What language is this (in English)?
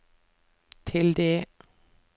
Norwegian